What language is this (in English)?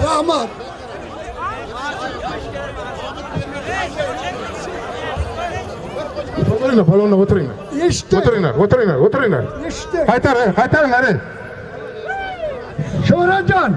Turkish